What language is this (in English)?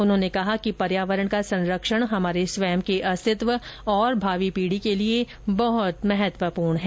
Hindi